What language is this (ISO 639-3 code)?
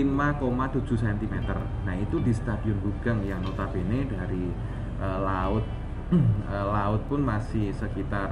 ind